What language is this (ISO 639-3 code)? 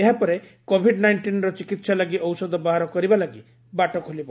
ori